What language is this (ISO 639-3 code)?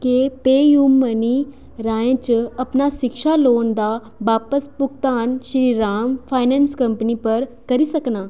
doi